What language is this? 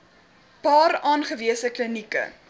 Afrikaans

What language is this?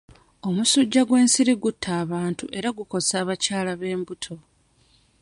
Ganda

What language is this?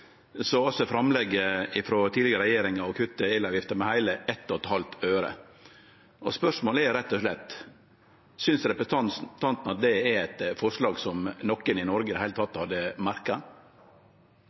Norwegian Nynorsk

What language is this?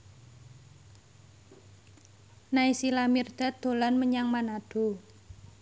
Javanese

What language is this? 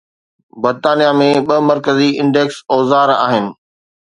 Sindhi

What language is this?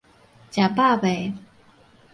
Min Nan Chinese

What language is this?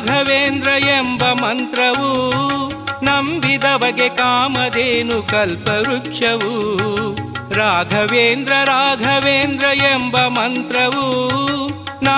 Kannada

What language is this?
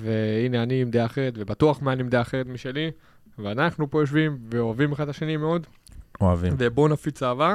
Hebrew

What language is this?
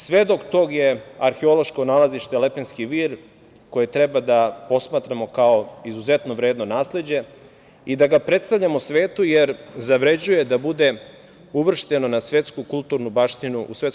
Serbian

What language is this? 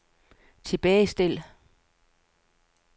Danish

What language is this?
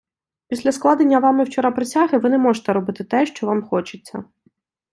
Ukrainian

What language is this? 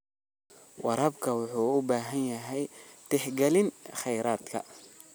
Somali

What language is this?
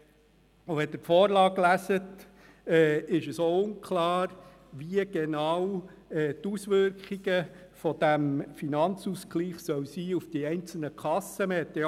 Swiss German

